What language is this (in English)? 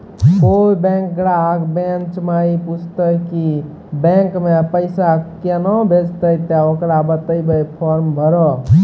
Maithili